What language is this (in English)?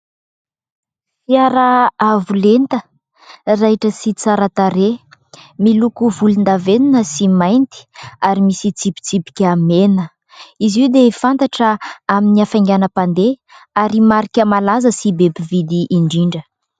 Malagasy